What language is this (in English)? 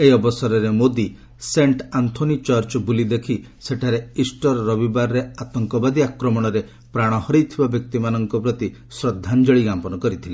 Odia